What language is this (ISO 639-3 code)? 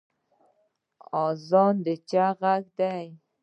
pus